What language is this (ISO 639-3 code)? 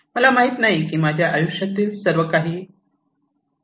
mar